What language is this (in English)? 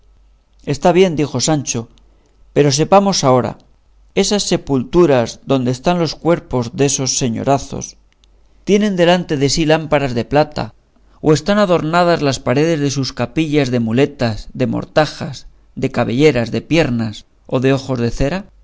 Spanish